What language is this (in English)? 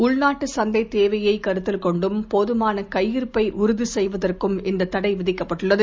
Tamil